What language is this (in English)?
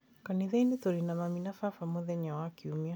Kikuyu